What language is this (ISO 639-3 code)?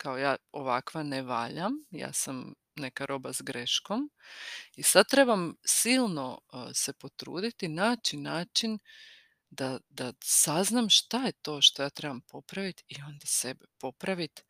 hrv